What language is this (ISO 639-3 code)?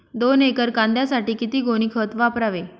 mar